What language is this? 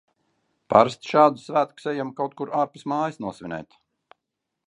Latvian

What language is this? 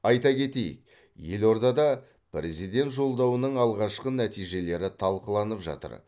Kazakh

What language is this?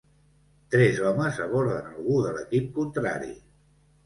Catalan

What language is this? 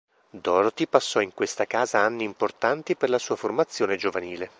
Italian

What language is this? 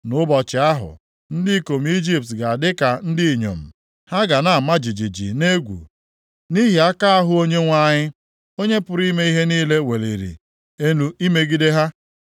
Igbo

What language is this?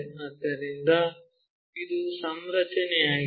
Kannada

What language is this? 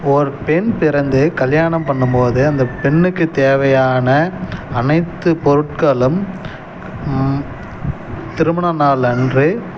Tamil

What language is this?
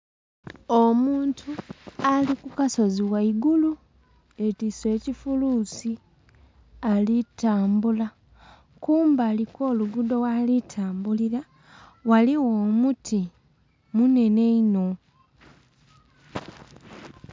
Soga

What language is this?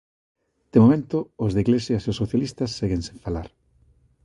Galician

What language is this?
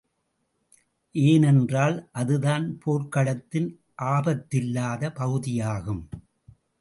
Tamil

